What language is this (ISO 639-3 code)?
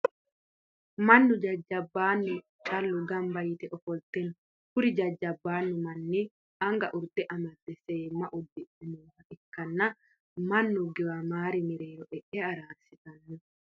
sid